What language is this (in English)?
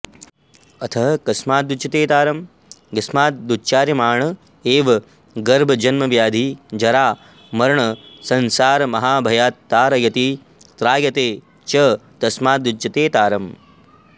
Sanskrit